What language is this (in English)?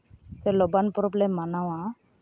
Santali